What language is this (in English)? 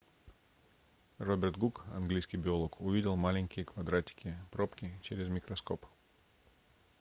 Russian